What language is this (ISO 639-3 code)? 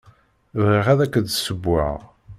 kab